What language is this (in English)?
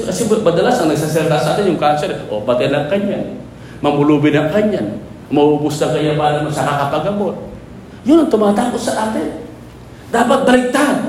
Filipino